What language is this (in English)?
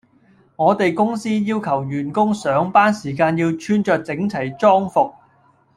Cantonese